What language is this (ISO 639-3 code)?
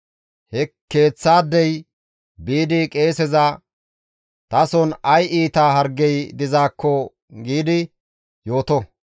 gmv